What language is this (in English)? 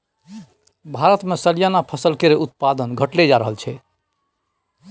Maithili